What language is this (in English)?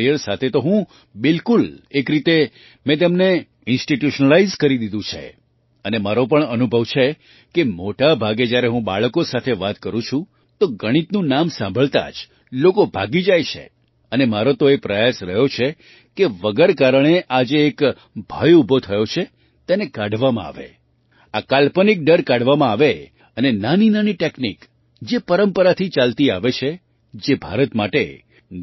Gujarati